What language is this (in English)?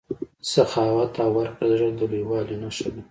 Pashto